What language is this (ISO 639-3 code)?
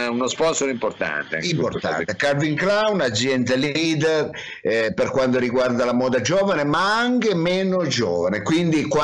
ita